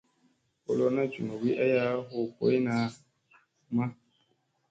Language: Musey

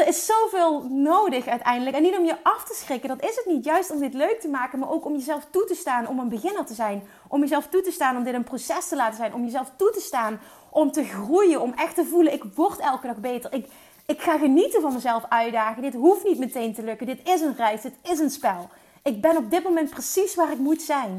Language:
Dutch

